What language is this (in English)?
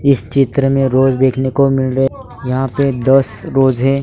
Hindi